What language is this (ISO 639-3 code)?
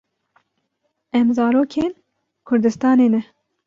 kur